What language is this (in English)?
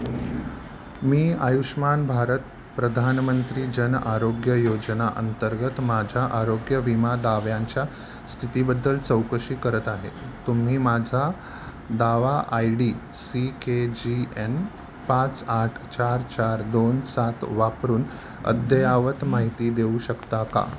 Marathi